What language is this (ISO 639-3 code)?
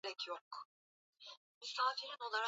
swa